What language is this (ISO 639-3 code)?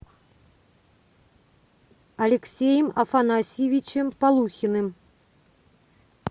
rus